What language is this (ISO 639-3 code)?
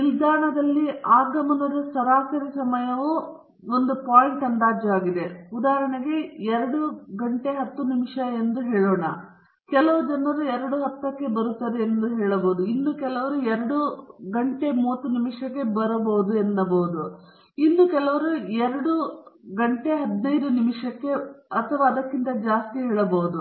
kan